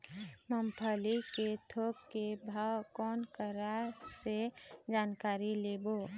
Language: Chhattisgarhi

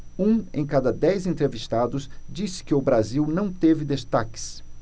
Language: Portuguese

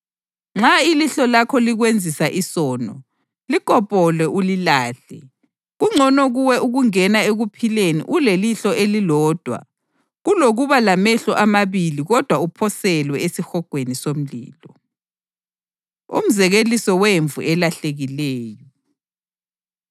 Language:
North Ndebele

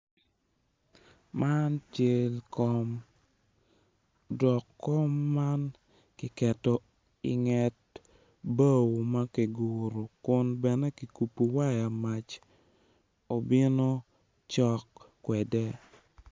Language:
Acoli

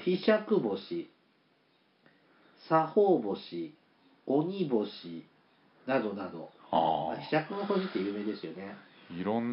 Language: Japanese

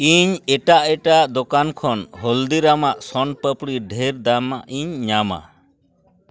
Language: Santali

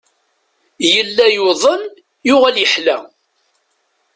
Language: Kabyle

